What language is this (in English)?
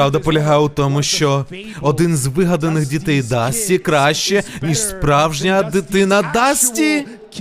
Ukrainian